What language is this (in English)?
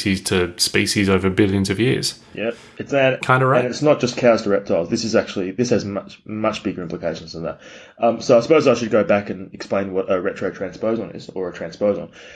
English